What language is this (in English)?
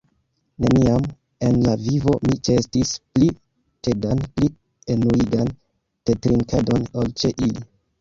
Esperanto